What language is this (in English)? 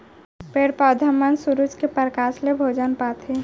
Chhattisgarhi